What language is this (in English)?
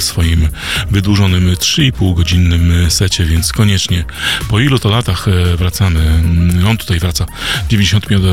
Polish